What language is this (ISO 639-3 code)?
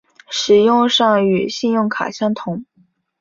zho